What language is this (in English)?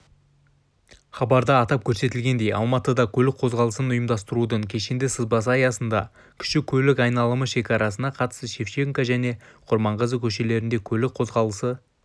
Kazakh